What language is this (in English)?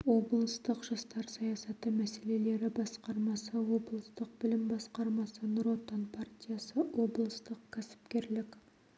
Kazakh